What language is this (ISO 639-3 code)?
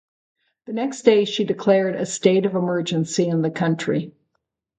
eng